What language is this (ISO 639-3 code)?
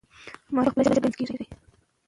pus